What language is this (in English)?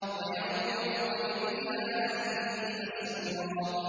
Arabic